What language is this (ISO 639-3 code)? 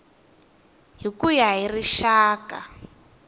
tso